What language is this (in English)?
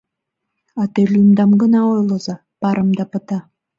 Mari